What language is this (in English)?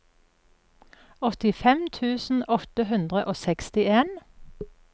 Norwegian